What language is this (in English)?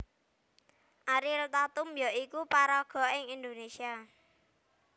Javanese